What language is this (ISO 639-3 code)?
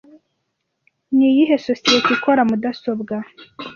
kin